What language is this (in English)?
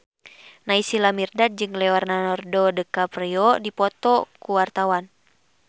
Sundanese